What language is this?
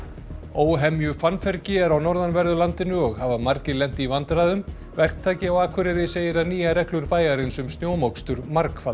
Icelandic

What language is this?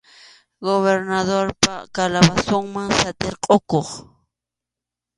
Arequipa-La Unión Quechua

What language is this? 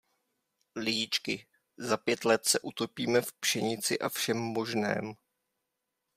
Czech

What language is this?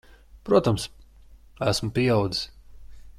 Latvian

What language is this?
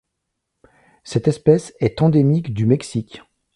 French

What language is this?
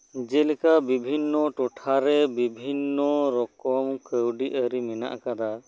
Santali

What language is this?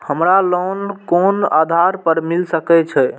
Maithili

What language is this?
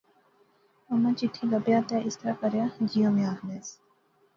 Pahari-Potwari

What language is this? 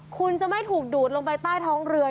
Thai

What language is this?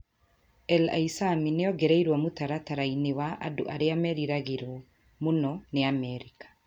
Kikuyu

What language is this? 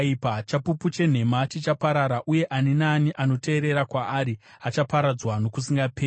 Shona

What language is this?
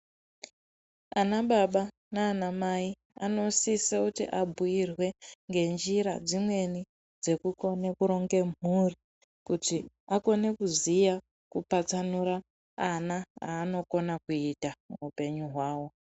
Ndau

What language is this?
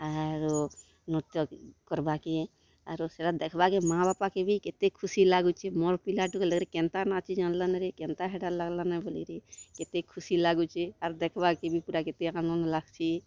Odia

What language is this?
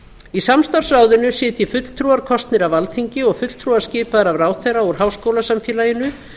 Icelandic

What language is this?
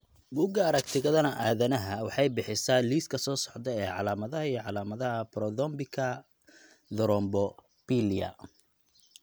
Somali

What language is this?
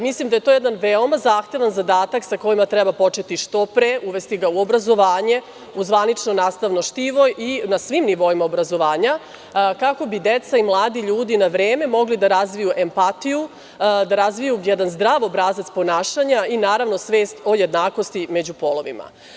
Serbian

